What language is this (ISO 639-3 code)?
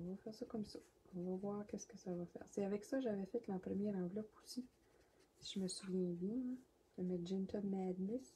fra